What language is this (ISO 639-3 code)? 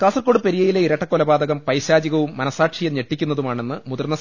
mal